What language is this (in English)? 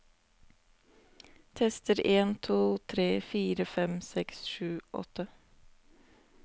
Norwegian